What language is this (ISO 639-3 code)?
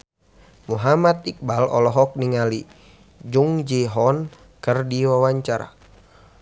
sun